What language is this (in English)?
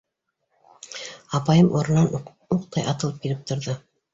Bashkir